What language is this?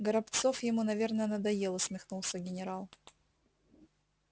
Russian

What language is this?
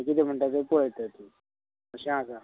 Konkani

